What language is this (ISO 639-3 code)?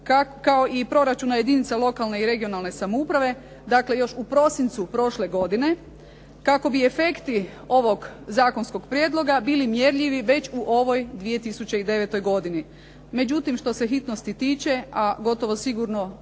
hrv